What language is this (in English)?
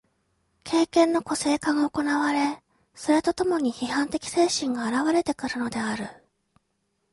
Japanese